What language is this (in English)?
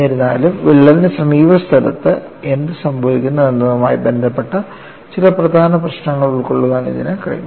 Malayalam